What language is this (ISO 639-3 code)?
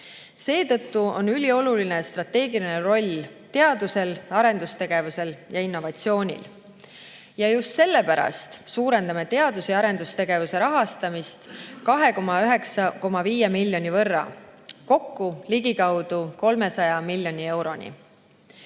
est